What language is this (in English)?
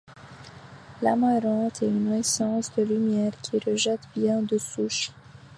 French